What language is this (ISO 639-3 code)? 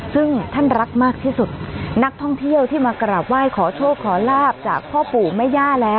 tha